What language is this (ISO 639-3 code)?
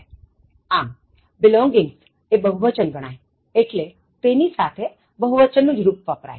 guj